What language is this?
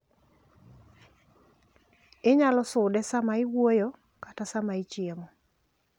Luo (Kenya and Tanzania)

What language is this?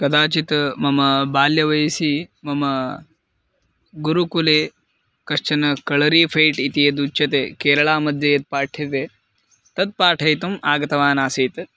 Sanskrit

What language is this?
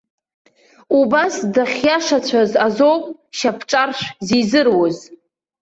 Abkhazian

